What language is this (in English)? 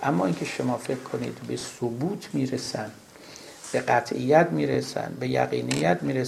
Persian